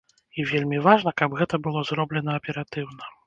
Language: Belarusian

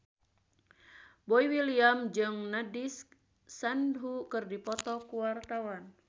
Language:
Sundanese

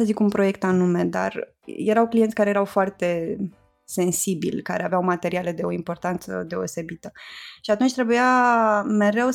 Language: Romanian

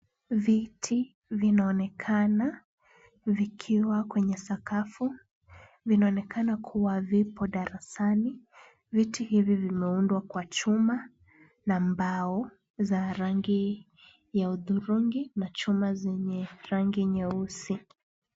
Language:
Swahili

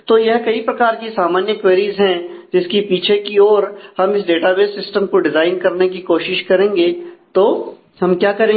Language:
Hindi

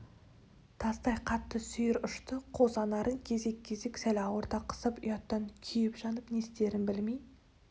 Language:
Kazakh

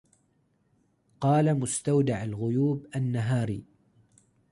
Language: Arabic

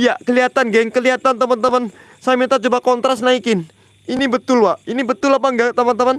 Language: Indonesian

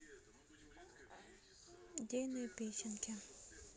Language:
Russian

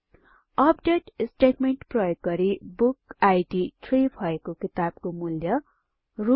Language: Nepali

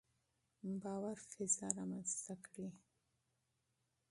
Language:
Pashto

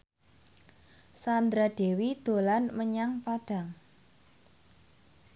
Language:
Javanese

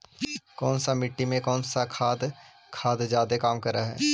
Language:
Magahi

